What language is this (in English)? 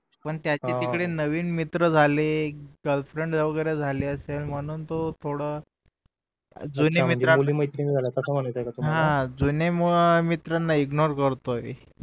Marathi